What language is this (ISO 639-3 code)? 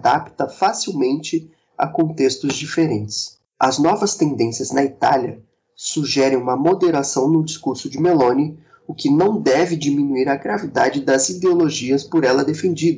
por